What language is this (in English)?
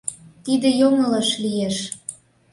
Mari